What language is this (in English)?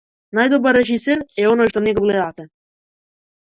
Macedonian